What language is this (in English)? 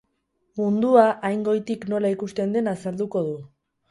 Basque